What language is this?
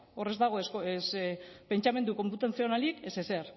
Basque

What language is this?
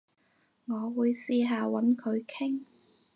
Cantonese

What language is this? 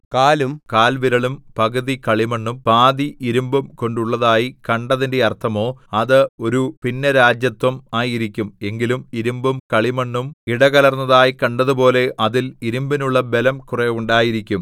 Malayalam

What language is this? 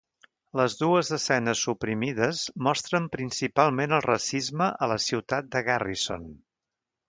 Catalan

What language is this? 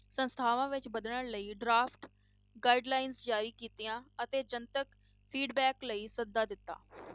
Punjabi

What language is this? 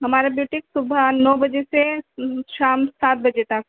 Urdu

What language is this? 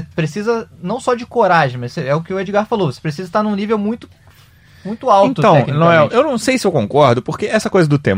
Portuguese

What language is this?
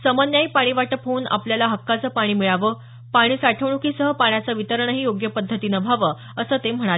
Marathi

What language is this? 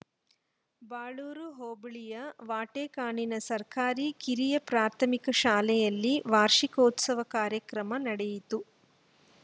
Kannada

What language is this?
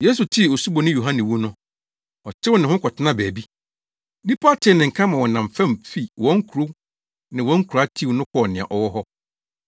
Akan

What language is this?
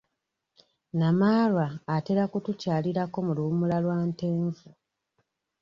Ganda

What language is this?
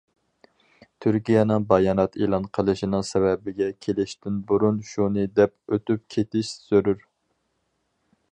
Uyghur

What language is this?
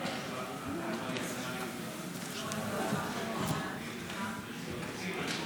Hebrew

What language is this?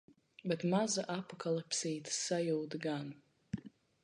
Latvian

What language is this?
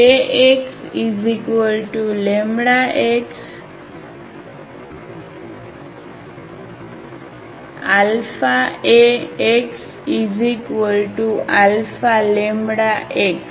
Gujarati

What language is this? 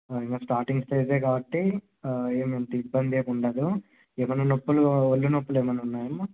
Telugu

